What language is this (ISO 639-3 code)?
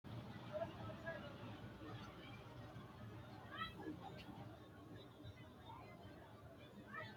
sid